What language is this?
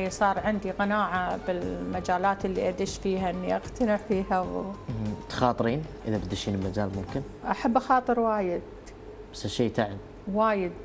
Arabic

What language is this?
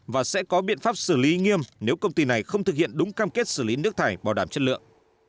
Vietnamese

